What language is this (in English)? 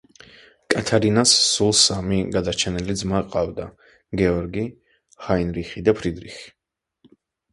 Georgian